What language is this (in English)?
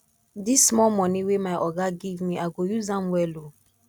Nigerian Pidgin